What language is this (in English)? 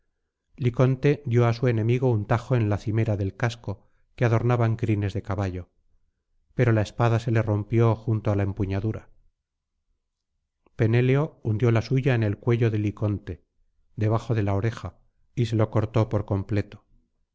Spanish